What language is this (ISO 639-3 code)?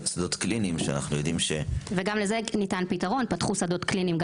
heb